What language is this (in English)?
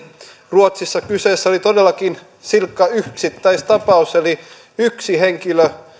Finnish